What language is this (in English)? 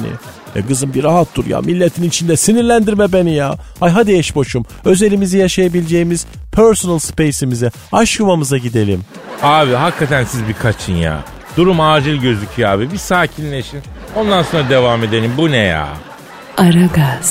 Turkish